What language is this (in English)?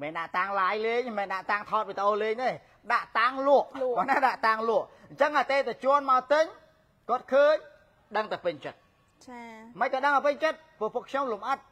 Thai